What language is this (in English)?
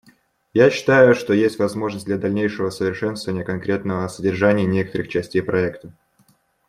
Russian